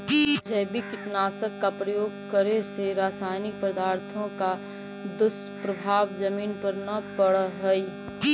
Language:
Magahi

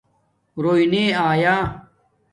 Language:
Domaaki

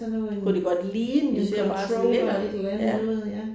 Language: Danish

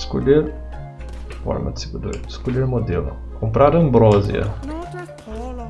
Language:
Portuguese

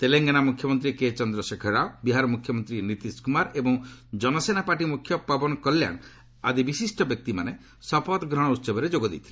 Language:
Odia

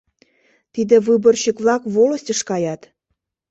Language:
Mari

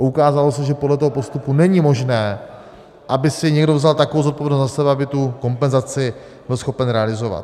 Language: Czech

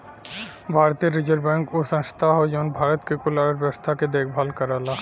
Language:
Bhojpuri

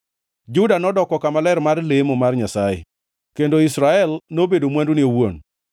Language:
Luo (Kenya and Tanzania)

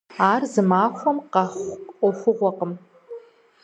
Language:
Kabardian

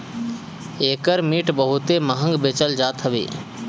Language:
Bhojpuri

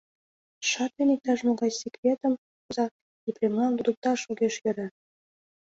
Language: Mari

